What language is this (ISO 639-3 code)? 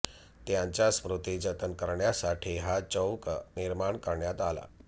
mar